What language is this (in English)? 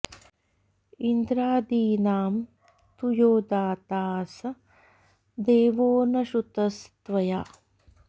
Sanskrit